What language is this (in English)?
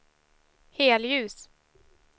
Swedish